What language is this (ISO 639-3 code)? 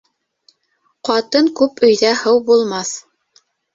bak